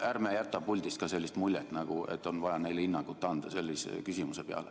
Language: Estonian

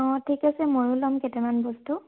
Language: Assamese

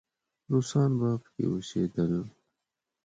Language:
Pashto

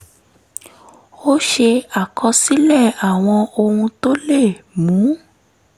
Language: Yoruba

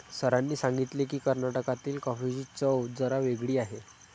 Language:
Marathi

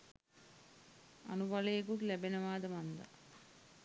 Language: Sinhala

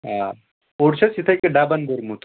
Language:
Kashmiri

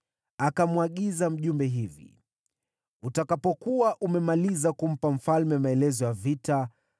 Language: Swahili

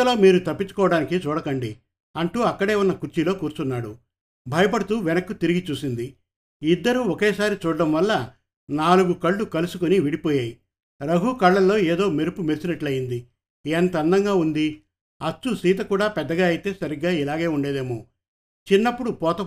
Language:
Telugu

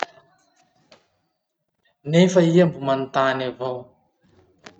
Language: Masikoro Malagasy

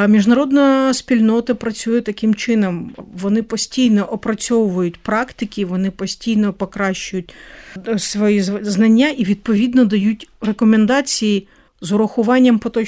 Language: Ukrainian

